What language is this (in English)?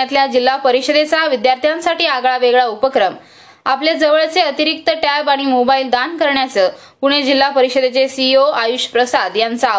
Marathi